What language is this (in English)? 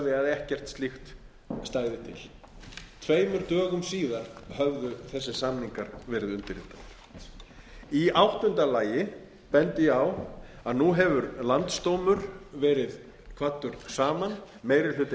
Icelandic